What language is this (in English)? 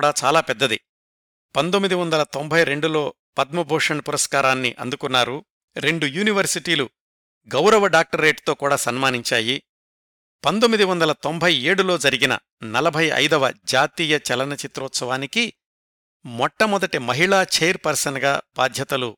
Telugu